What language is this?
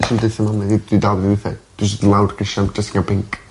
Welsh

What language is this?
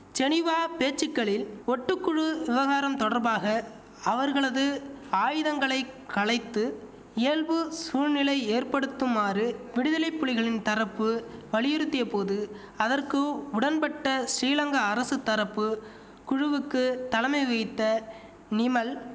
Tamil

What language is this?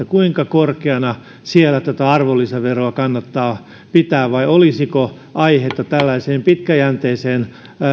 Finnish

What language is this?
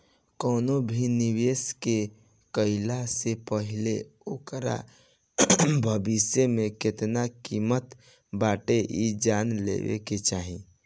Bhojpuri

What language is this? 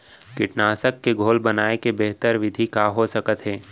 Chhattisgarhi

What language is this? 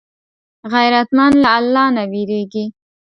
Pashto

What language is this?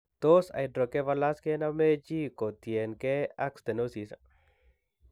Kalenjin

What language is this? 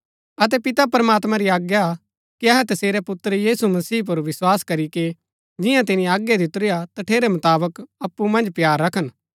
Gaddi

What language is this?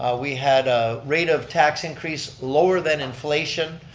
English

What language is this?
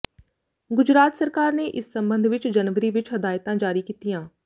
Punjabi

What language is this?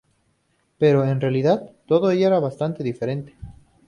Spanish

